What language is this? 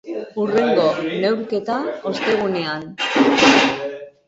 Basque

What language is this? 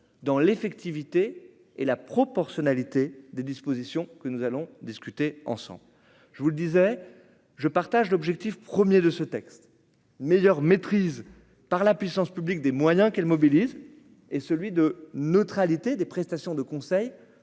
French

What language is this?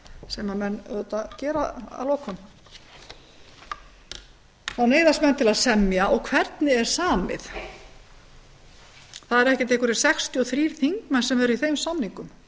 Icelandic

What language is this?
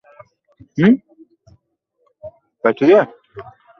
Bangla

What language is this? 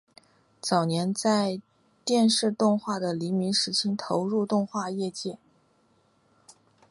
Chinese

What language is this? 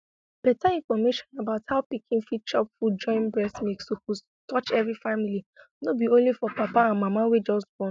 Nigerian Pidgin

